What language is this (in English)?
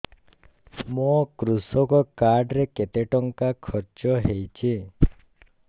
Odia